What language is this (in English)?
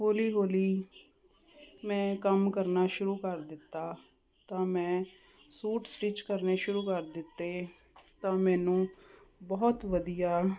Punjabi